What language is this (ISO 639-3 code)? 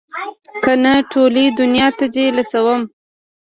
pus